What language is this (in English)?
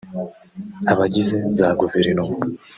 Kinyarwanda